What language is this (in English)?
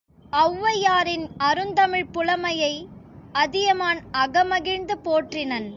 Tamil